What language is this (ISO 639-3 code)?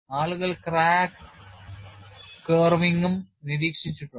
mal